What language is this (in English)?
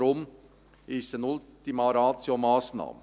Swiss German